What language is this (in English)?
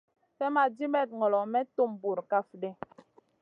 Masana